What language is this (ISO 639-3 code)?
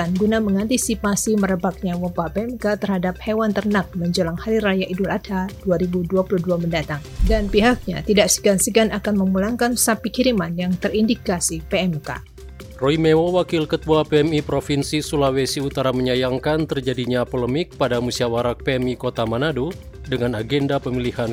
ind